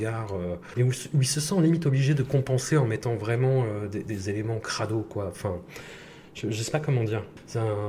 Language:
French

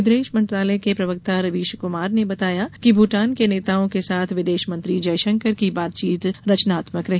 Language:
Hindi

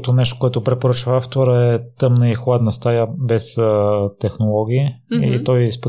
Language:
Bulgarian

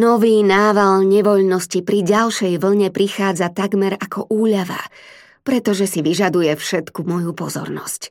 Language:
Slovak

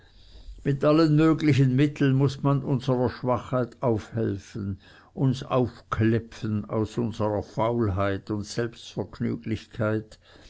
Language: German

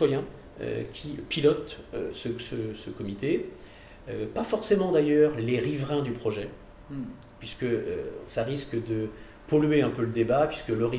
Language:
French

